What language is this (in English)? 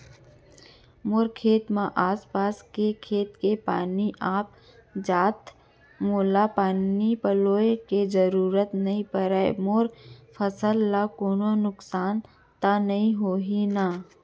Chhattisgarhi